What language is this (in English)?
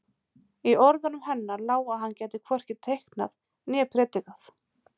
Icelandic